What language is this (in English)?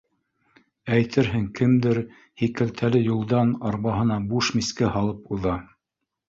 Bashkir